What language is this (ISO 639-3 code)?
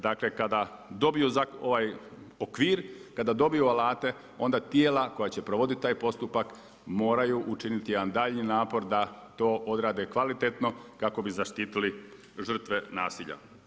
hrv